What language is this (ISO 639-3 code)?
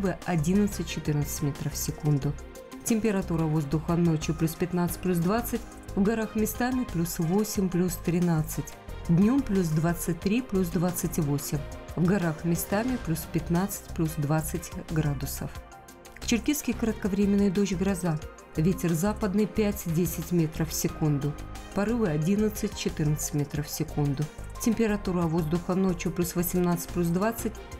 rus